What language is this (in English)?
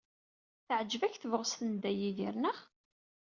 Kabyle